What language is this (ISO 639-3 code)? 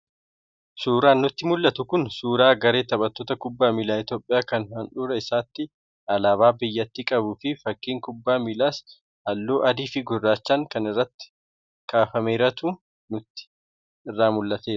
orm